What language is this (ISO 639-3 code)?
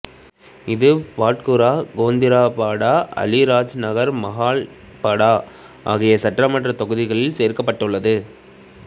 tam